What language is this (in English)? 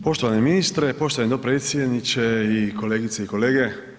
Croatian